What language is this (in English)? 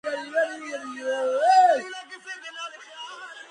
Georgian